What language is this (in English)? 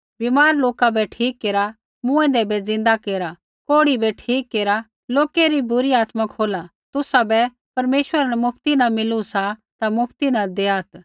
Kullu Pahari